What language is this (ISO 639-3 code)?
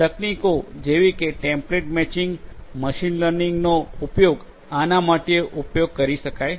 guj